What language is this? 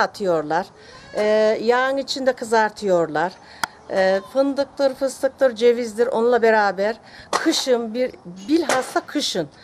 Turkish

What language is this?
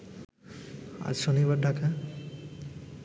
Bangla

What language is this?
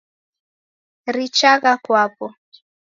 Taita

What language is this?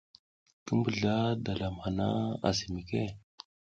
South Giziga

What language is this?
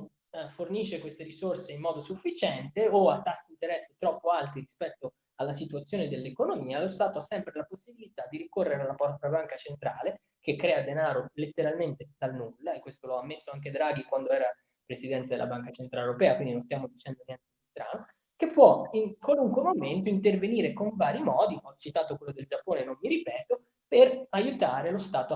Italian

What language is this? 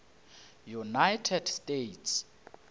Northern Sotho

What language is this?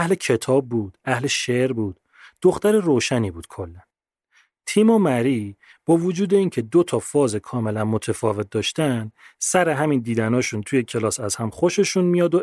Persian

